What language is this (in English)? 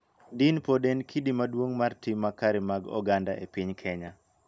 Luo (Kenya and Tanzania)